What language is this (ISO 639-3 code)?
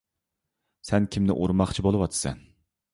uig